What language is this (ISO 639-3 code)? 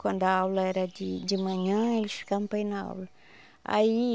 por